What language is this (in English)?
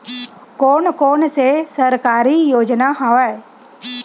Chhattisgarhi